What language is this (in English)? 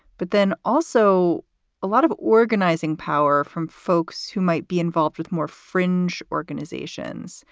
English